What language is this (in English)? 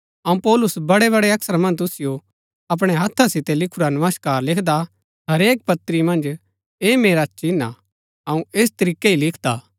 Gaddi